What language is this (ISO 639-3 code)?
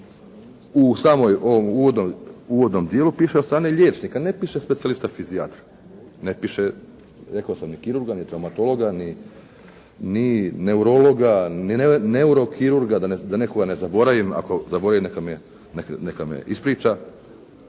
hrv